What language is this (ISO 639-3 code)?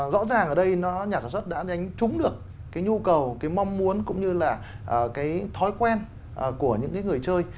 vie